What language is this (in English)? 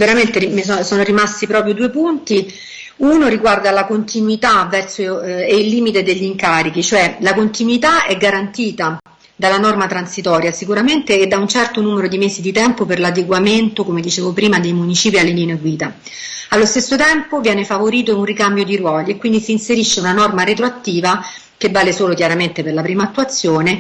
Italian